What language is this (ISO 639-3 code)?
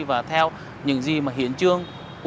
vie